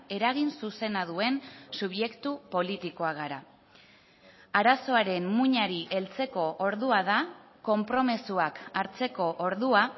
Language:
Basque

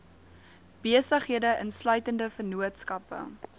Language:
Afrikaans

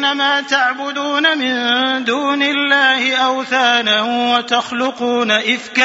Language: Arabic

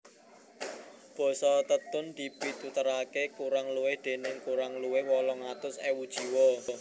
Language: Javanese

